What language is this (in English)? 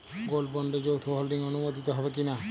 Bangla